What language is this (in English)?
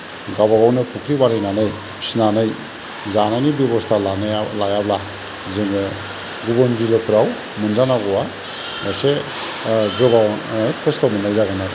Bodo